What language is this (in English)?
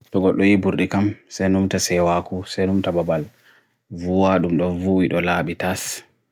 Bagirmi Fulfulde